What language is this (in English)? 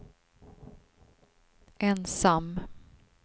Swedish